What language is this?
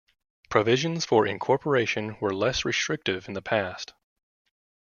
English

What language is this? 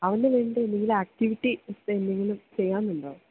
Malayalam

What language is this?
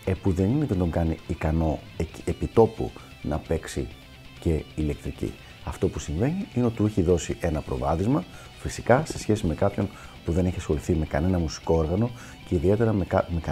Greek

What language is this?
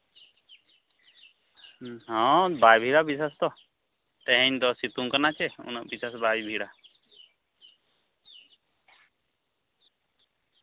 Santali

